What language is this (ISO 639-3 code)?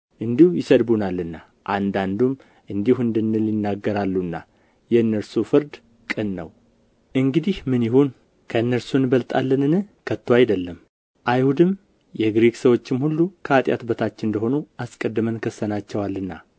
amh